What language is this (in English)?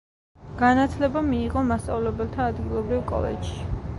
Georgian